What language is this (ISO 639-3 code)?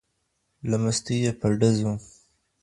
pus